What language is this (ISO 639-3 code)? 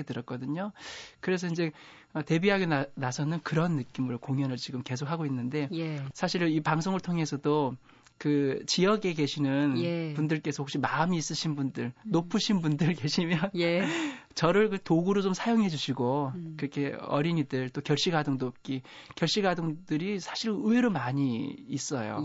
kor